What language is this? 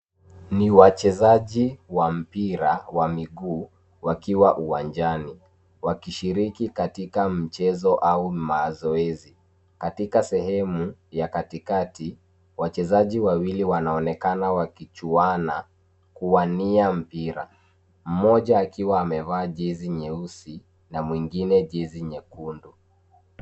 Swahili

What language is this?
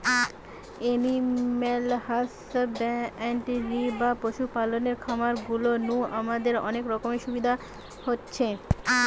Bangla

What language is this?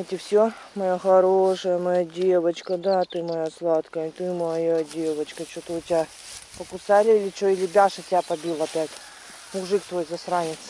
Russian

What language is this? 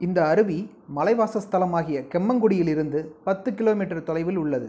Tamil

